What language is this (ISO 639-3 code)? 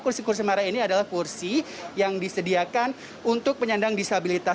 ind